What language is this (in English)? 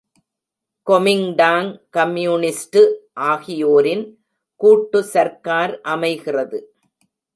Tamil